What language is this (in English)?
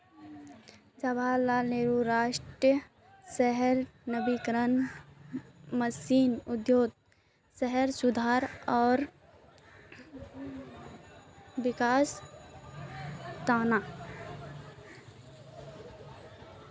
Magahi